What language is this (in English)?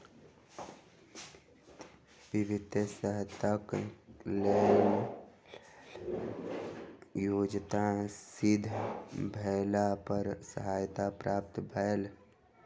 Maithili